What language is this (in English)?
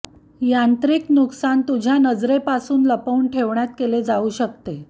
Marathi